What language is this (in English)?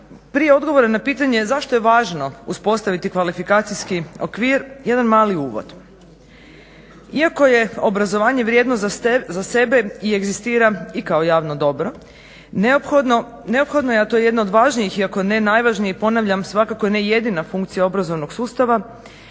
Croatian